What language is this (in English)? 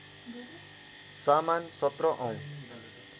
Nepali